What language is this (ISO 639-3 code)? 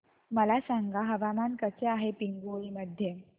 mar